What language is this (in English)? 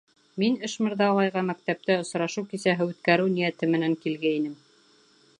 Bashkir